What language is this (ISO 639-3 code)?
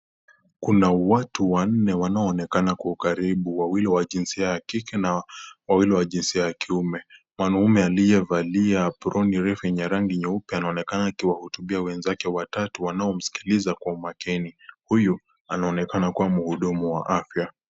swa